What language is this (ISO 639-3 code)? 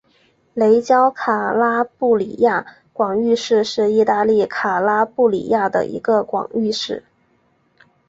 zho